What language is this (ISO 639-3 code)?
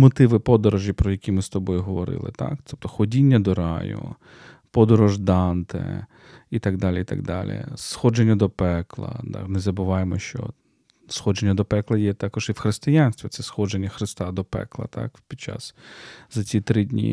ukr